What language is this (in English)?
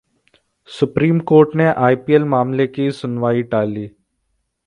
Hindi